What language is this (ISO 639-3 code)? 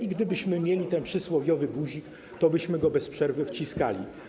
pol